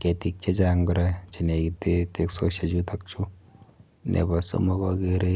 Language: Kalenjin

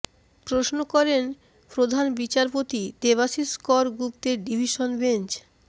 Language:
Bangla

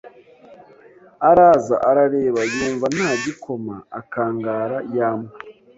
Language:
Kinyarwanda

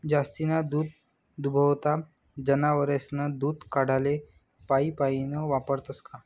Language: Marathi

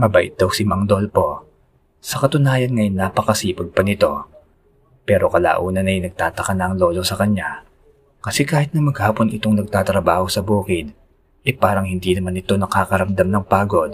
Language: Filipino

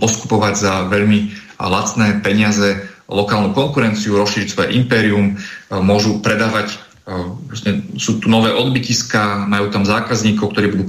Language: Slovak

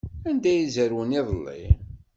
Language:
Kabyle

